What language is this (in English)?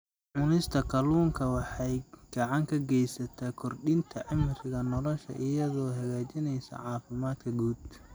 Somali